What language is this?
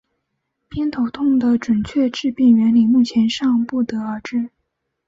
Chinese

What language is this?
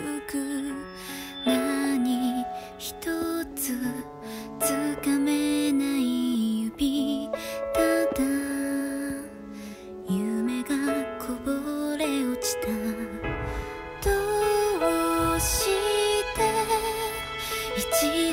Vietnamese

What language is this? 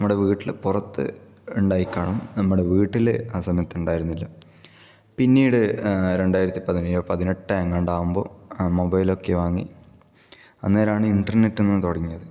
Malayalam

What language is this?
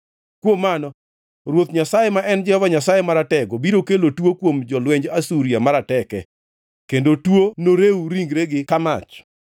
Luo (Kenya and Tanzania)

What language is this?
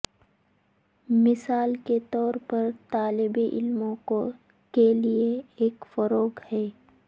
Urdu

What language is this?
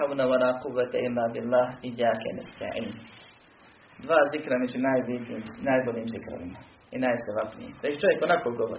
Croatian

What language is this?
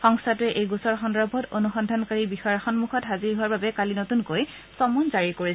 Assamese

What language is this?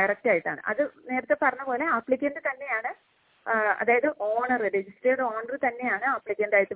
Malayalam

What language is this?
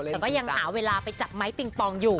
Thai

